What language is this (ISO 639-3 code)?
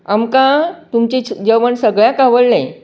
kok